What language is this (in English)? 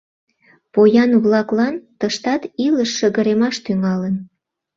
Mari